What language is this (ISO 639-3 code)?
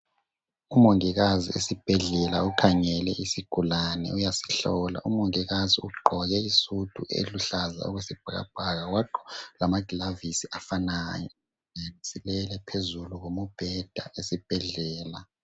nde